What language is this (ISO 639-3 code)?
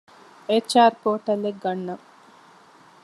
div